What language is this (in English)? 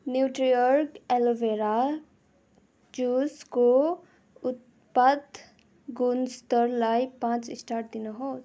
Nepali